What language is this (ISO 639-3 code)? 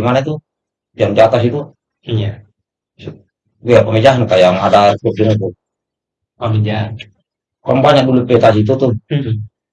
ind